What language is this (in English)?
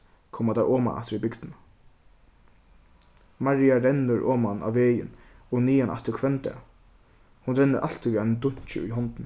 Faroese